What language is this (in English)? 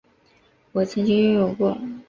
Chinese